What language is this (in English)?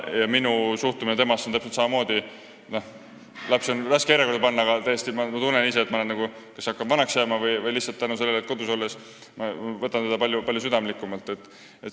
Estonian